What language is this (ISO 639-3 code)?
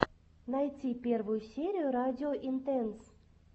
rus